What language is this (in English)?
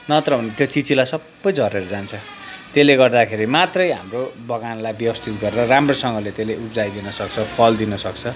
Nepali